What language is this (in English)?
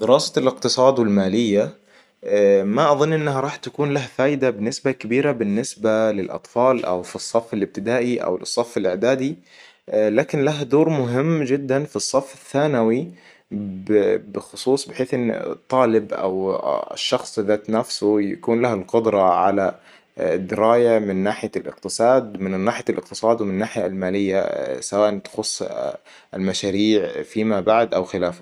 Hijazi Arabic